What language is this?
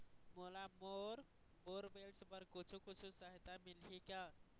Chhattisgarhi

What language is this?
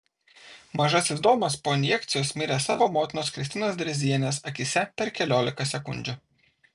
Lithuanian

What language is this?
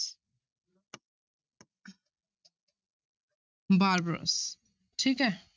Punjabi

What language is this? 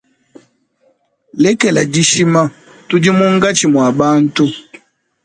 Luba-Lulua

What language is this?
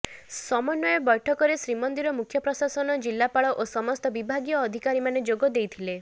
Odia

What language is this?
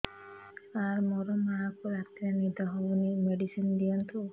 Odia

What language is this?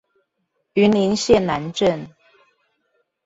Chinese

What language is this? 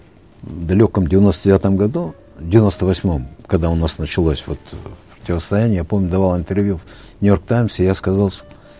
Kazakh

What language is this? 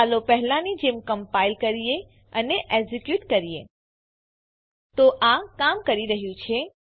Gujarati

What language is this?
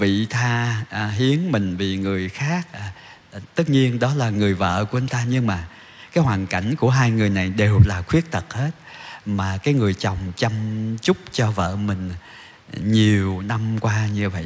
Vietnamese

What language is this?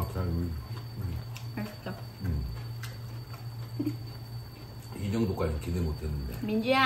Vietnamese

